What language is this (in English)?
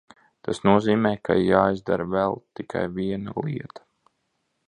Latvian